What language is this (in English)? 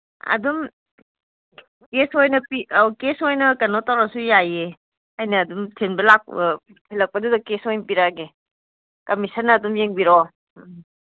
Manipuri